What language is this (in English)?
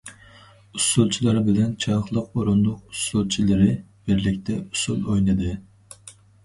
Uyghur